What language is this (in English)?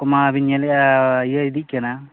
Santali